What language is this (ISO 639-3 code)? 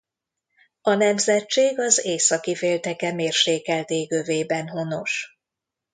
hun